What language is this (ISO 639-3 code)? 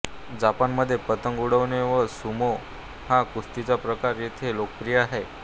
mar